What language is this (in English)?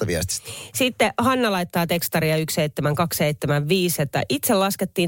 Finnish